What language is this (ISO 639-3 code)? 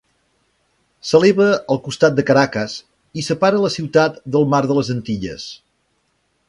cat